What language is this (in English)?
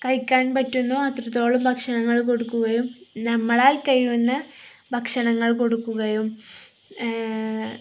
Malayalam